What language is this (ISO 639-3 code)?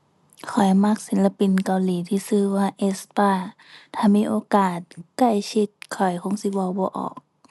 tha